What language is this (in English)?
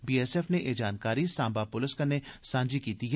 Dogri